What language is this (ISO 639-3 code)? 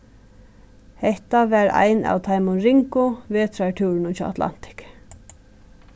fao